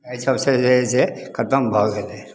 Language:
Maithili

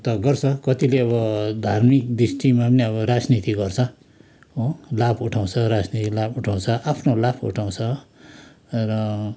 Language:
Nepali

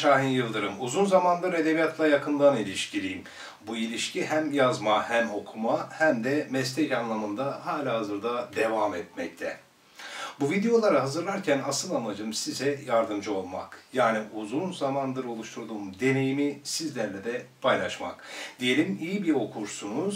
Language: Turkish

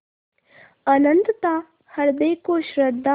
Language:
Hindi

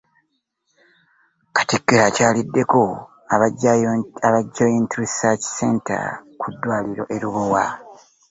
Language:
Ganda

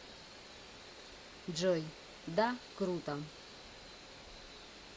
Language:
Russian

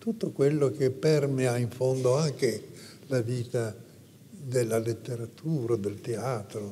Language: Italian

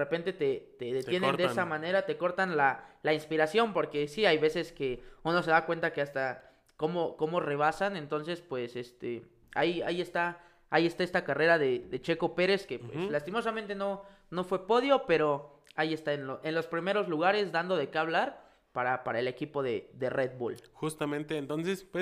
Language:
Spanish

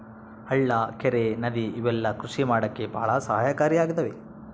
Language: Kannada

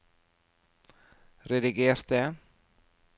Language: Norwegian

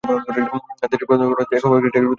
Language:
Bangla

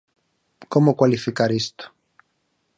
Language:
Galician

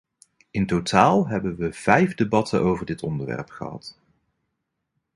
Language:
Dutch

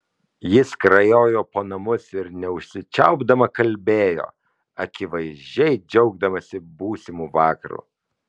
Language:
Lithuanian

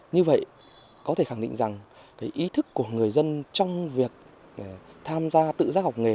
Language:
Vietnamese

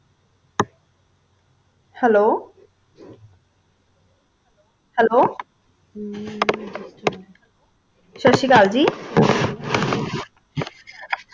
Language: Punjabi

